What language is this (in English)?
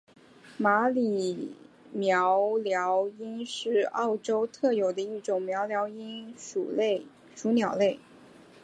Chinese